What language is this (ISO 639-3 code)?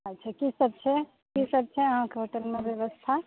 mai